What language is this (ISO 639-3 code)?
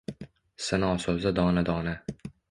uzb